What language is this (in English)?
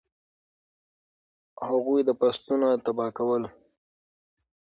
Pashto